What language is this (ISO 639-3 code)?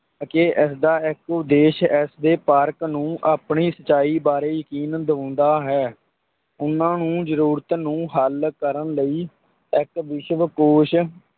pan